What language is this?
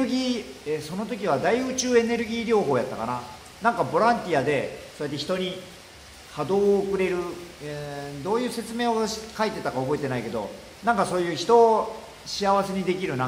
Japanese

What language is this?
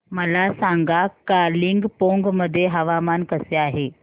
Marathi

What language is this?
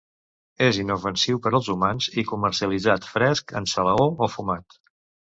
Catalan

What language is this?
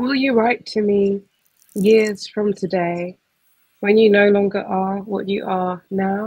English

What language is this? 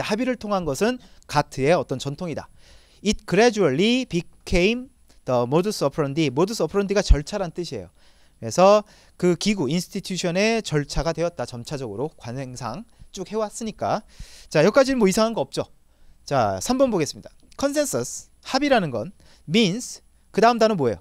Korean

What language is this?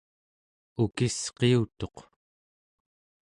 Central Yupik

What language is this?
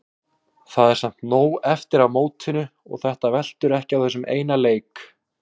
Icelandic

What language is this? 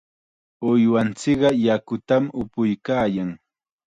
Chiquián Ancash Quechua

